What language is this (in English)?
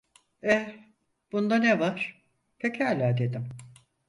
Turkish